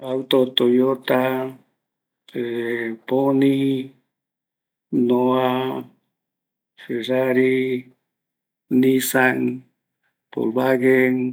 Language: Eastern Bolivian Guaraní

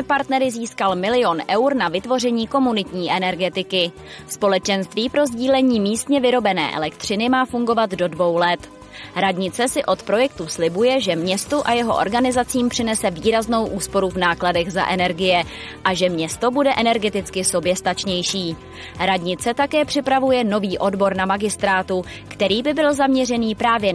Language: Czech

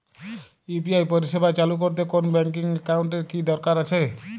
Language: Bangla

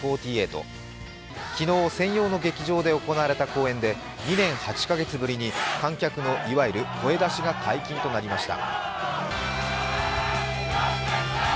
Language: Japanese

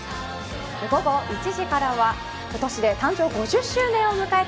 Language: Japanese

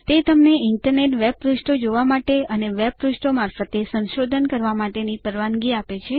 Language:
Gujarati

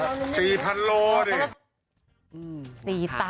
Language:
Thai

